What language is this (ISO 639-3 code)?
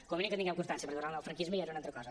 cat